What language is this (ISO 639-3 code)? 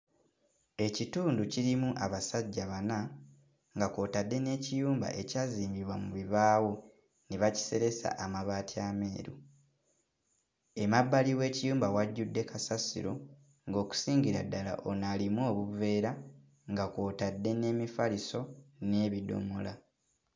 lug